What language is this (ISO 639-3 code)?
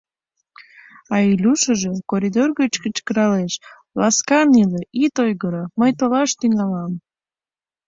chm